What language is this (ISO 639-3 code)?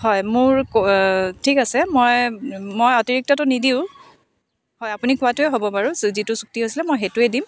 asm